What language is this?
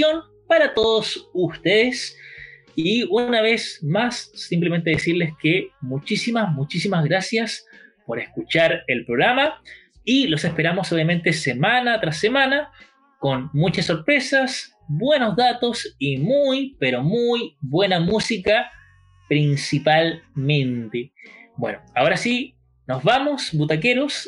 Spanish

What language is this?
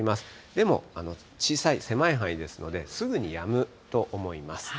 Japanese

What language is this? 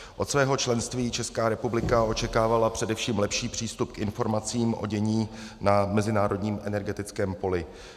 Czech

